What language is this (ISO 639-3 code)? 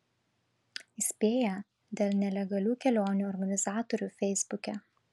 lit